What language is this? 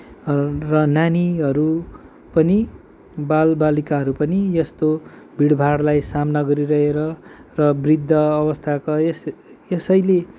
Nepali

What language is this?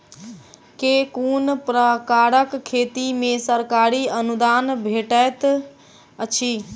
Maithili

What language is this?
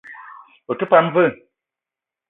Eton (Cameroon)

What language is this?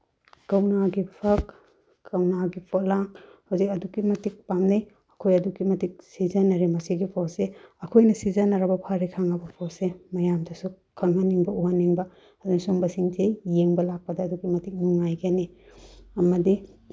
Manipuri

